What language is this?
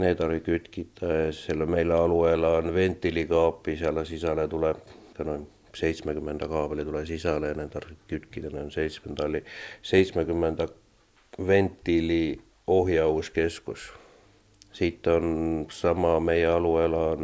Finnish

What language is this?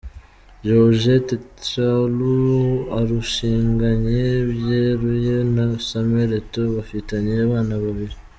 Kinyarwanda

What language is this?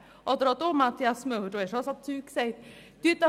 Swiss German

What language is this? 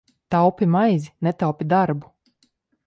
Latvian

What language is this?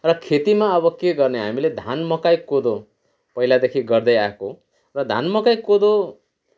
Nepali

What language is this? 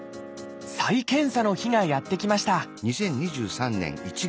Japanese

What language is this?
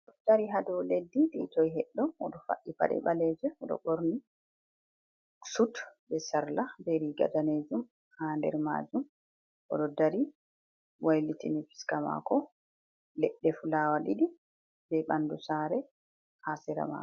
Fula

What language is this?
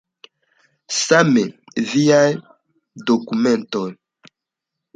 Esperanto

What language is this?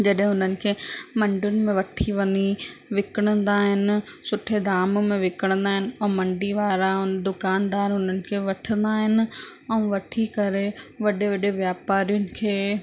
Sindhi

